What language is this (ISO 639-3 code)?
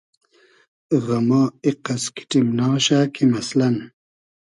haz